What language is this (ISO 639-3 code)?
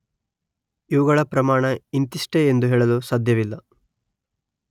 kan